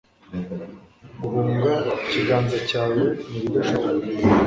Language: Kinyarwanda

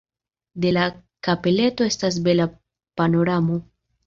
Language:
Esperanto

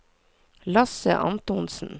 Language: Norwegian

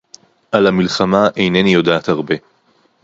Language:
Hebrew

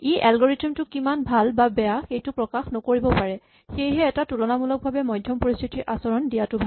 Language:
Assamese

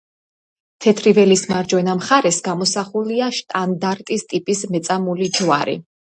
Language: Georgian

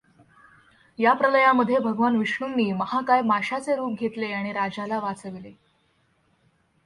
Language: Marathi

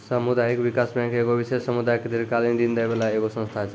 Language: Maithili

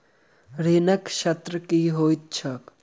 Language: Maithili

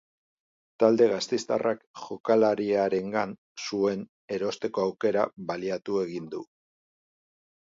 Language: Basque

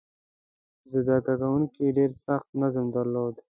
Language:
Pashto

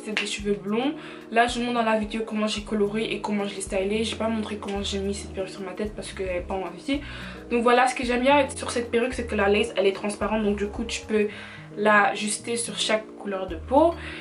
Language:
French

